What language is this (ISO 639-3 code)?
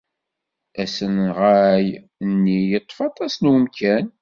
kab